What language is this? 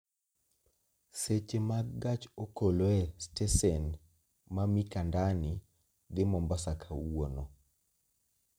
Luo (Kenya and Tanzania)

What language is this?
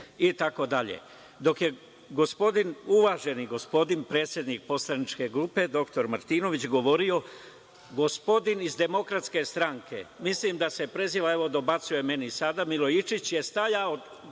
Serbian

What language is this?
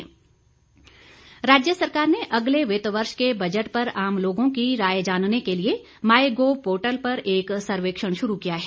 Hindi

